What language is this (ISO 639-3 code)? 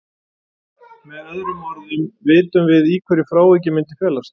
isl